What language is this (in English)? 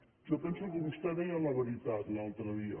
Catalan